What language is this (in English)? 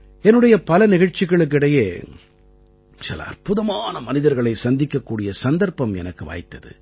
Tamil